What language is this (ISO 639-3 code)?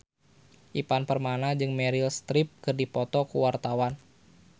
sun